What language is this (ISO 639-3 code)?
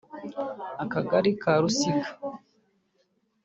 kin